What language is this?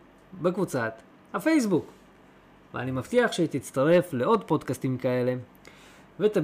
Hebrew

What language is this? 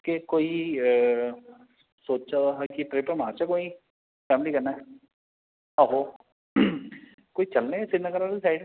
Dogri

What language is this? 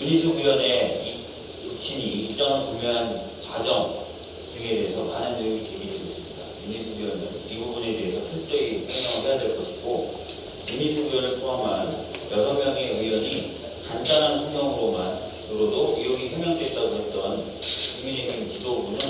Korean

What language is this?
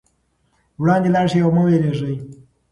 Pashto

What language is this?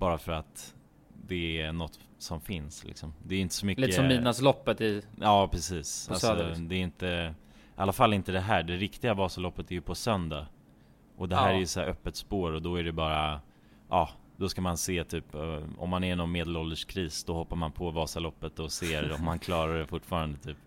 Swedish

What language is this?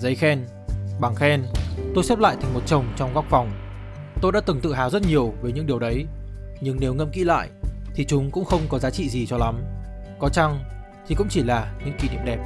Vietnamese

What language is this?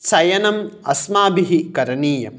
Sanskrit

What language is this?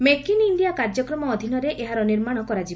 Odia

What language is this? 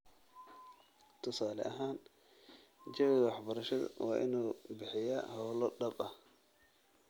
Somali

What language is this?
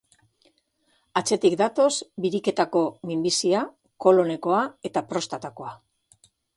Basque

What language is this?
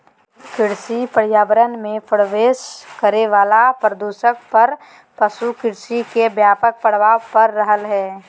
Magahi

